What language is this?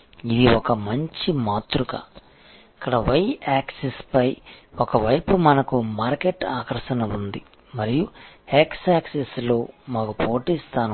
Telugu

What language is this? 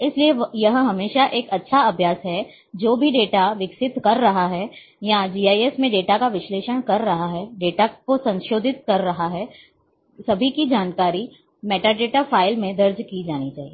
Hindi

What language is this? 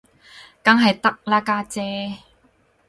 Cantonese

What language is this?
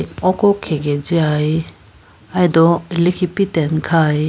Idu-Mishmi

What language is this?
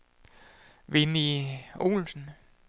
Danish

